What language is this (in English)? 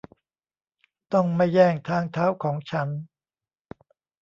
Thai